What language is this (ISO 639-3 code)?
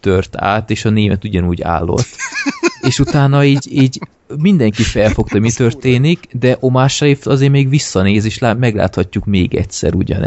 hun